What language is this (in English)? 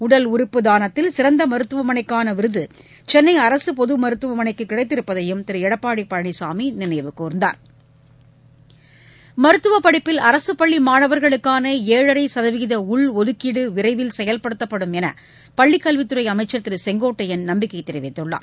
Tamil